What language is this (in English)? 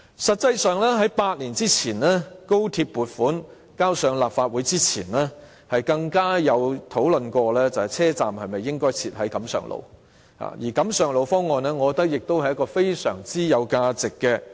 Cantonese